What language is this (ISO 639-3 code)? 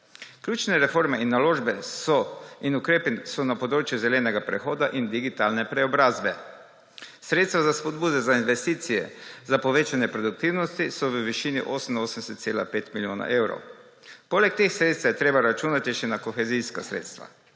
slv